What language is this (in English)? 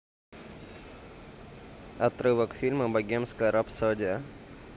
Russian